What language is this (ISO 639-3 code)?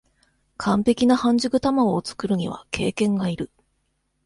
jpn